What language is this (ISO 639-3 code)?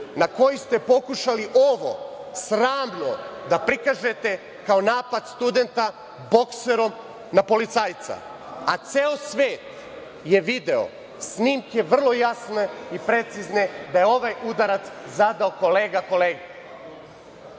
srp